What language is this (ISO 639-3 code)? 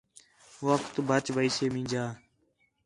xhe